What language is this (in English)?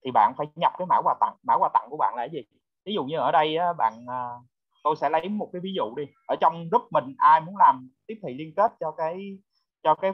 Vietnamese